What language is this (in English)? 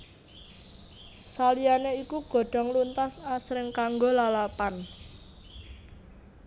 Javanese